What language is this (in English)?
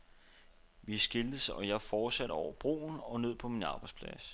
Danish